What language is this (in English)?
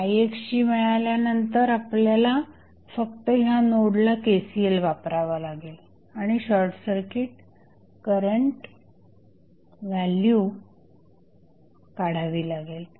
Marathi